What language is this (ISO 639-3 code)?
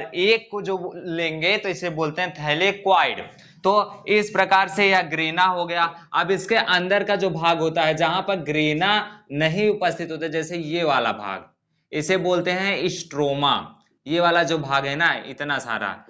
hin